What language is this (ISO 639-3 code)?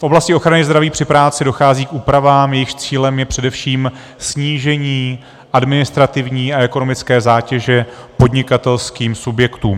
ces